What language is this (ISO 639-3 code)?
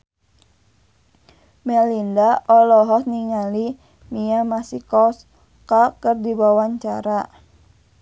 sun